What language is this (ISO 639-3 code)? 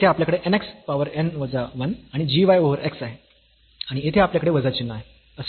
mar